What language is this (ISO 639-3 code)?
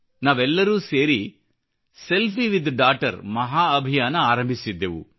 kan